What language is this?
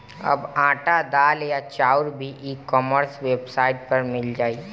Bhojpuri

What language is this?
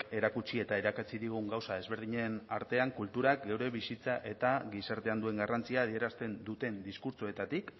Basque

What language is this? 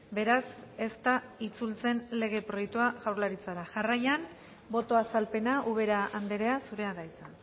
Basque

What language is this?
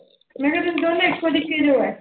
Punjabi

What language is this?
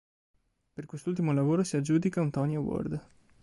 Italian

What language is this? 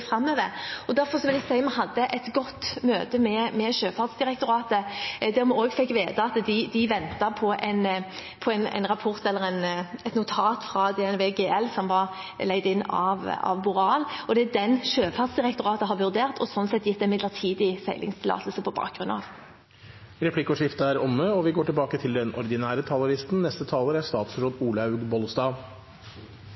Norwegian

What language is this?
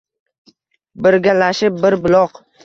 Uzbek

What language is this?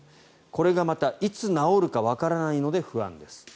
Japanese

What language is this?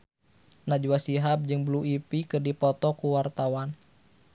Sundanese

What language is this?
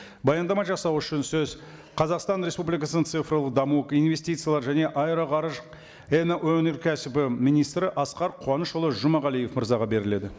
Kazakh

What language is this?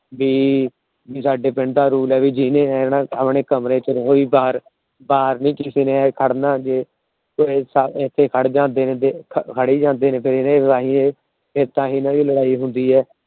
Punjabi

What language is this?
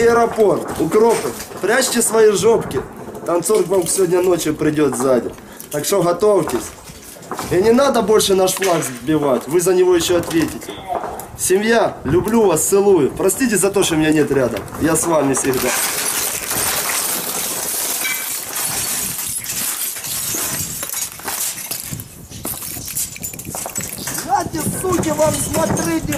Russian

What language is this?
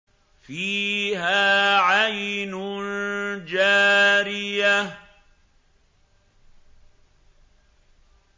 Arabic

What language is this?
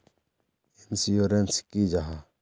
Magahi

